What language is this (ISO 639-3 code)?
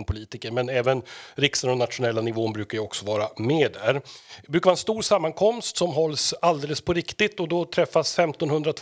swe